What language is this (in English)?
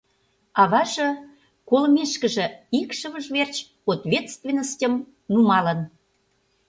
Mari